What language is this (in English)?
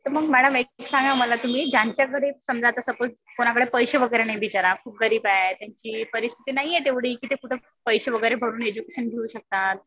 Marathi